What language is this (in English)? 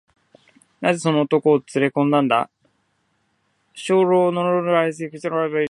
Japanese